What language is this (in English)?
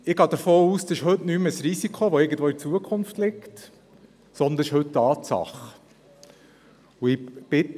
Swiss German